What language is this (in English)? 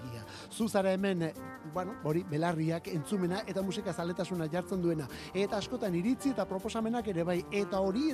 Spanish